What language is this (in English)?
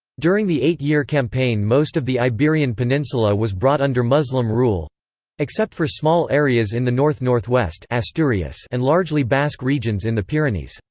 English